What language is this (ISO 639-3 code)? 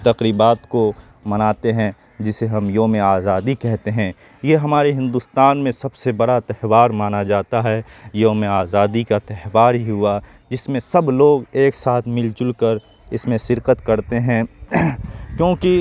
urd